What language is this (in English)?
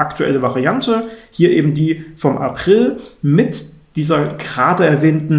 German